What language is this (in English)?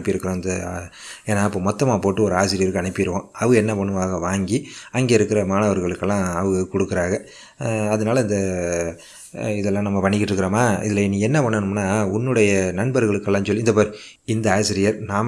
Indonesian